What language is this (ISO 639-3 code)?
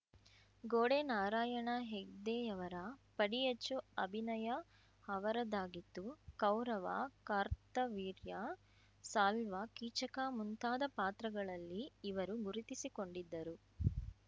kan